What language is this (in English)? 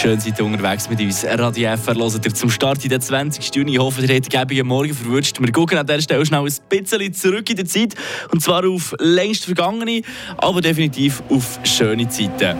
German